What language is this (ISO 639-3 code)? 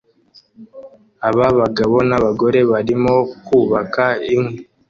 kin